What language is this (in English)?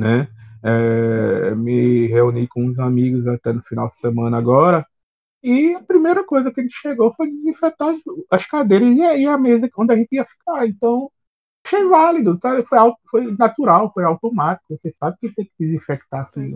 Portuguese